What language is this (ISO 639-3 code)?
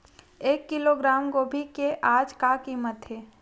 hne